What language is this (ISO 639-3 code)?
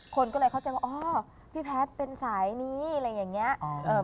tha